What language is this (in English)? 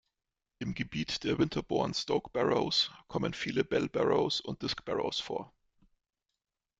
German